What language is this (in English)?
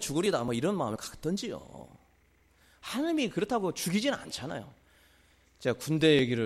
Korean